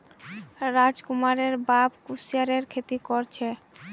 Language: Magahi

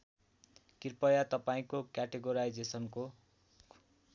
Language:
Nepali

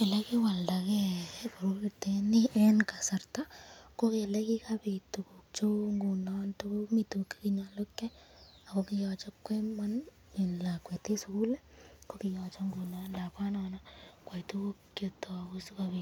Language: Kalenjin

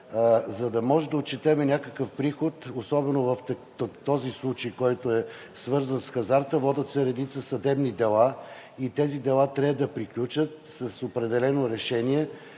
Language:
Bulgarian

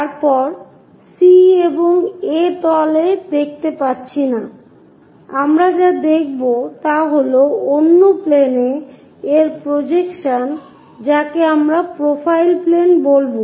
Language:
Bangla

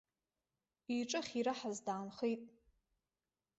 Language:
Abkhazian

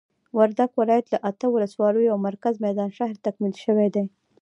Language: Pashto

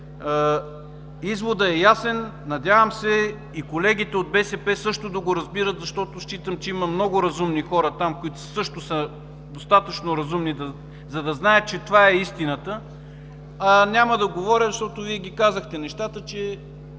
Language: Bulgarian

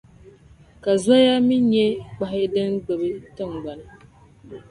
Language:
Dagbani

